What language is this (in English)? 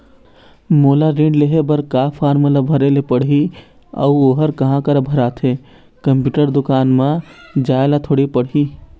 Chhattisgarhi